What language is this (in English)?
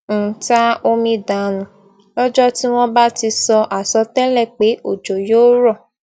Yoruba